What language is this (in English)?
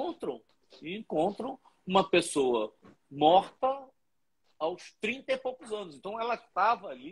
Portuguese